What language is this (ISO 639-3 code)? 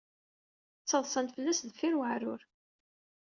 kab